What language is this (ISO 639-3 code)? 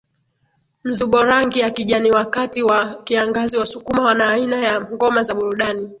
swa